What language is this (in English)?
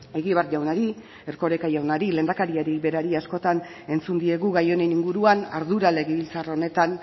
Basque